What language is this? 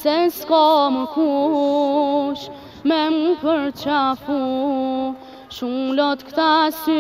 Arabic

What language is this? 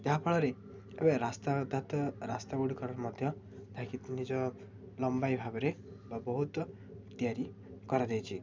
Odia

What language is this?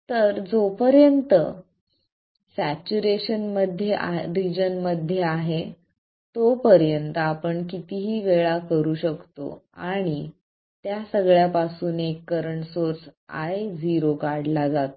Marathi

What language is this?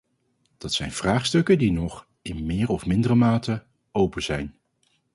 Dutch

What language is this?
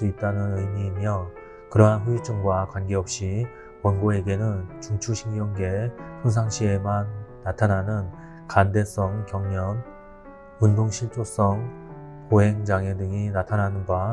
Korean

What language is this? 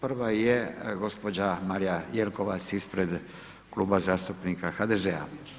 Croatian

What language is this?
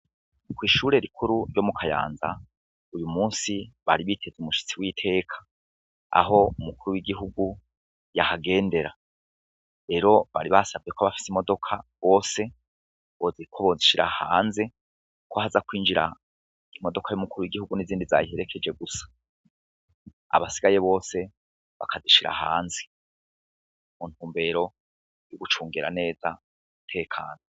Rundi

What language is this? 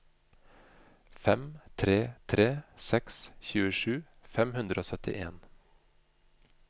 Norwegian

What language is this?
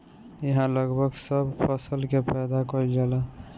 Bhojpuri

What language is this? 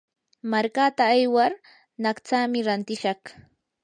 Yanahuanca Pasco Quechua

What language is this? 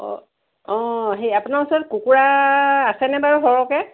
Assamese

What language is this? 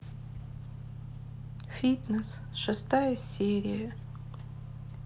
Russian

